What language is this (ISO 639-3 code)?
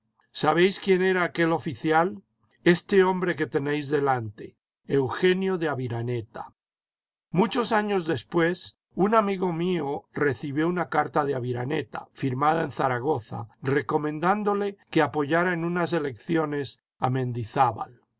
spa